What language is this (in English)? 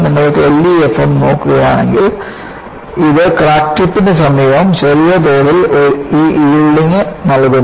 Malayalam